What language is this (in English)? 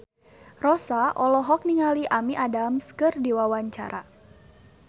Sundanese